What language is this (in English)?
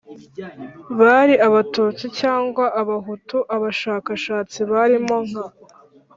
Kinyarwanda